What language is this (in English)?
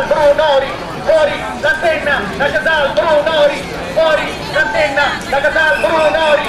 Italian